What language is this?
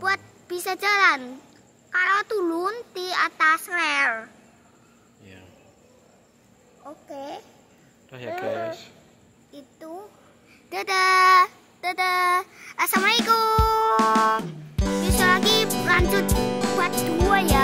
Indonesian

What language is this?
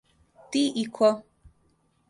Serbian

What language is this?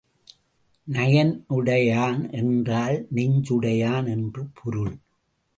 Tamil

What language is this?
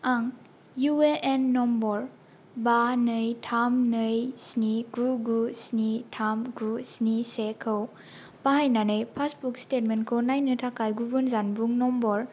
Bodo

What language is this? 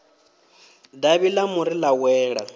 Venda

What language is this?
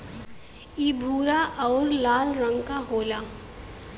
Bhojpuri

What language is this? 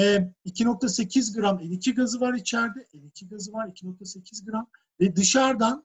Turkish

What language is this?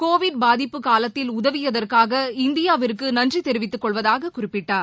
Tamil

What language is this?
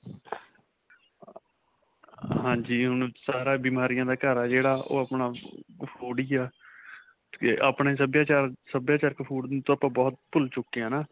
Punjabi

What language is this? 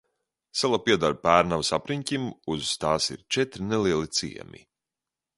Latvian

